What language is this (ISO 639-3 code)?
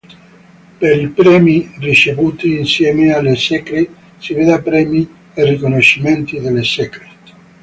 ita